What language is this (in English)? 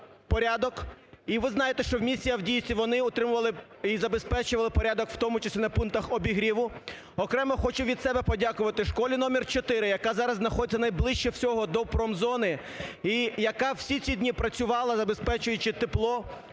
Ukrainian